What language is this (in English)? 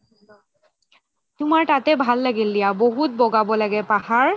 Assamese